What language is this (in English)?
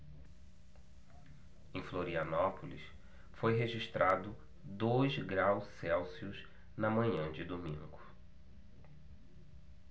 Portuguese